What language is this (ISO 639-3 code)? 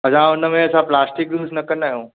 snd